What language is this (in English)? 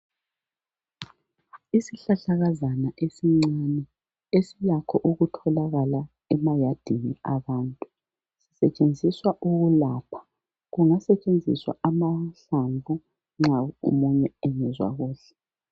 North Ndebele